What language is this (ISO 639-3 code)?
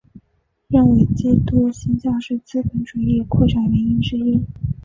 zho